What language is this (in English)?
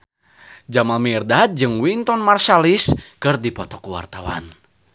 Sundanese